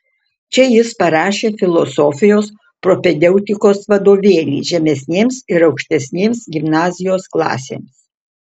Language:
Lithuanian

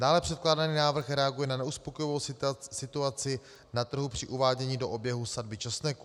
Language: Czech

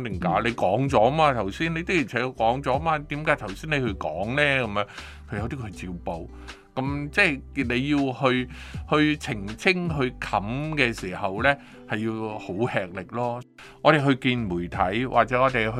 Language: Chinese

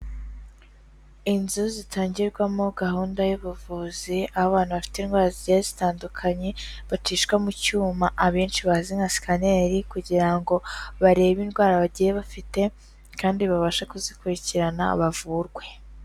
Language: Kinyarwanda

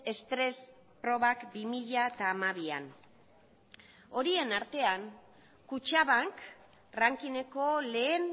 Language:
Basque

